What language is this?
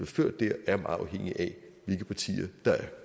Danish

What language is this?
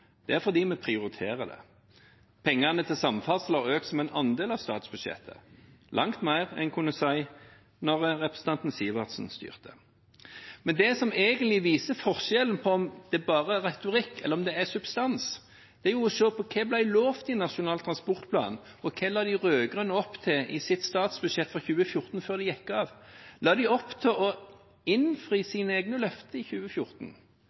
Norwegian Bokmål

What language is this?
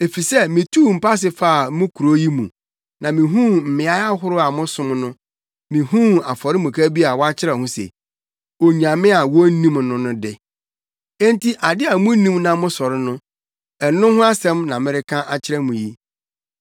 Akan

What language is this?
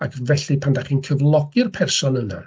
Welsh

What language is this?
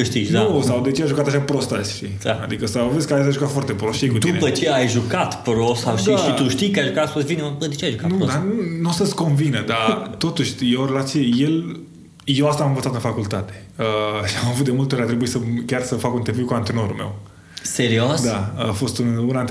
Romanian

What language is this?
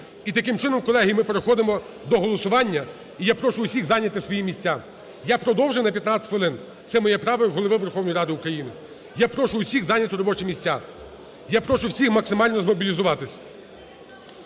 Ukrainian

